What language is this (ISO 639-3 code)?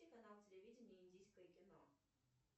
rus